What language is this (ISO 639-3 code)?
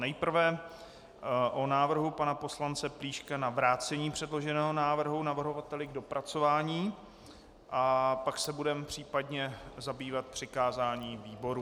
ces